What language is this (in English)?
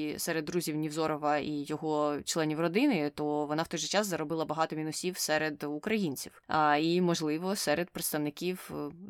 Ukrainian